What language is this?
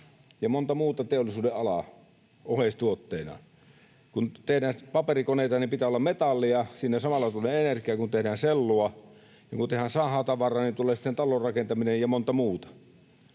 Finnish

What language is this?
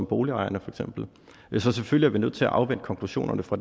Danish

